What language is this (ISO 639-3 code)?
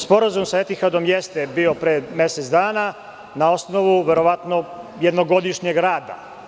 srp